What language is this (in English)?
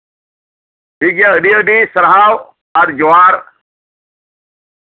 Santali